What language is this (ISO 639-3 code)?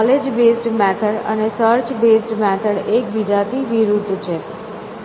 guj